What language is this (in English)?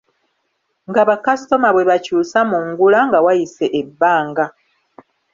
Ganda